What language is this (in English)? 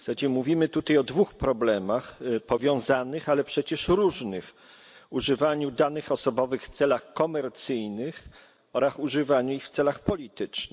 Polish